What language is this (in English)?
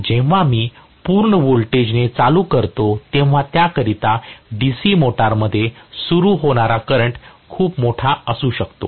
Marathi